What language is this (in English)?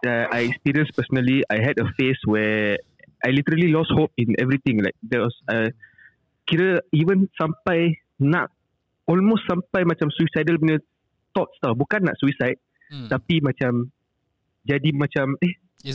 Malay